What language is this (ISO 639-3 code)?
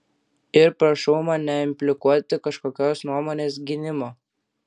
lit